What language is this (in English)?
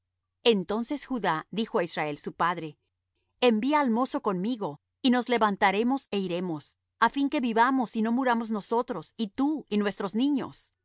Spanish